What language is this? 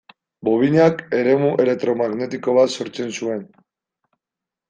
Basque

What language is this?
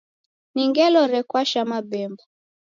Taita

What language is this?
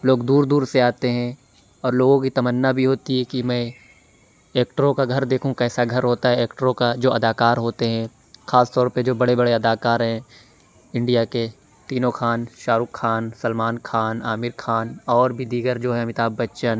Urdu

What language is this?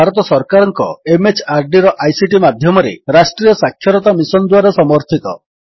Odia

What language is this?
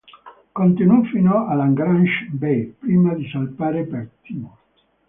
Italian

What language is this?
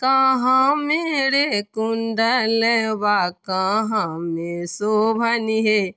Maithili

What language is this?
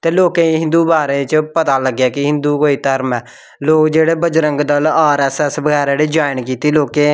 Dogri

